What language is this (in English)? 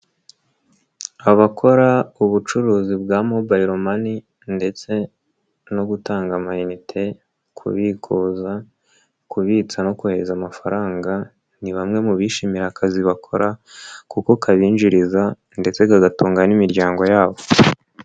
Kinyarwanda